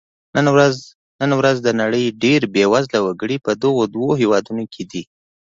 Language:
Pashto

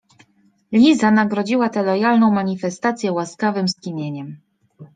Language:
Polish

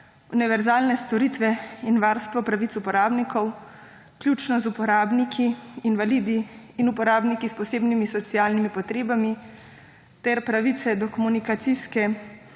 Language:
Slovenian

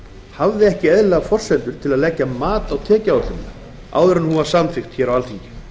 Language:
Icelandic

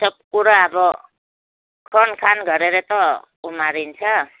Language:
Nepali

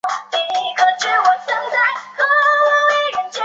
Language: Chinese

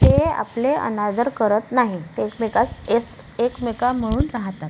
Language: Marathi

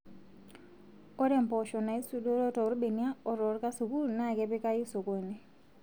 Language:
Masai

